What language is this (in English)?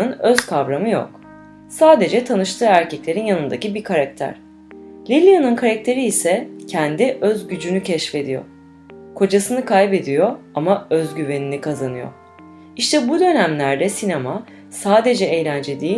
Turkish